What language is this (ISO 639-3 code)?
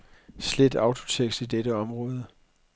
dan